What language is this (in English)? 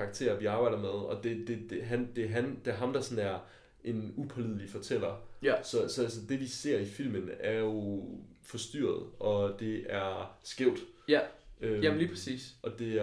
Danish